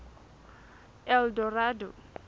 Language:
Southern Sotho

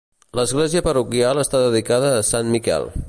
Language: Catalan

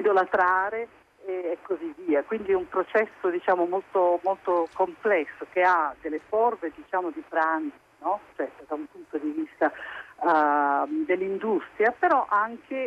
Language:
Italian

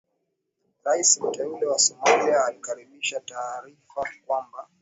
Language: Swahili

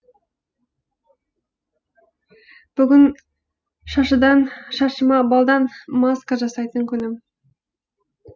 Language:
Kazakh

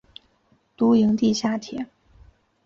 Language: Chinese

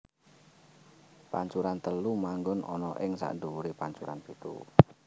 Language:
Javanese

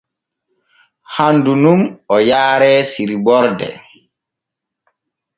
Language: Borgu Fulfulde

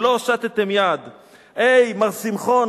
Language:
Hebrew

